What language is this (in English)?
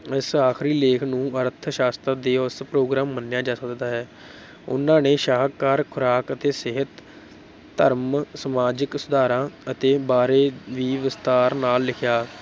Punjabi